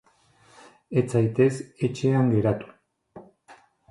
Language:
Basque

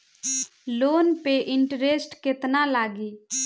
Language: Bhojpuri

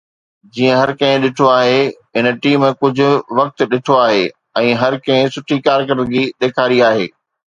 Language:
Sindhi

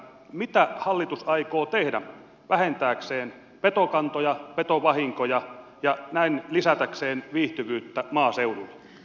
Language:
Finnish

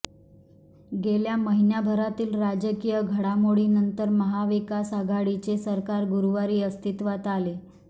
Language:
Marathi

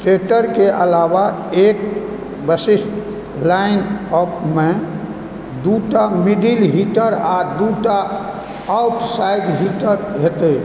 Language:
Maithili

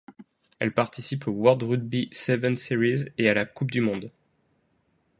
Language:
French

